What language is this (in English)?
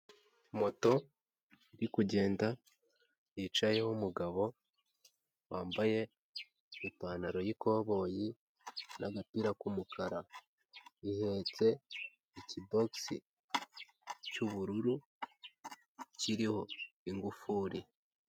Kinyarwanda